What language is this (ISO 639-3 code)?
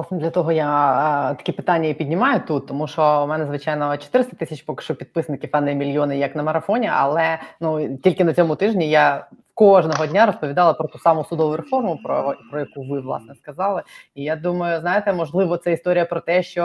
ukr